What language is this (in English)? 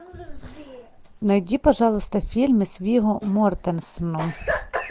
Russian